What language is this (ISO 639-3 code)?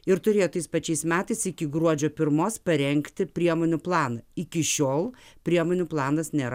lit